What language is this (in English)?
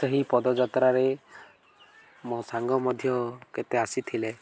Odia